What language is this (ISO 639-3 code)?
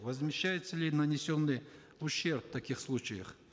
kaz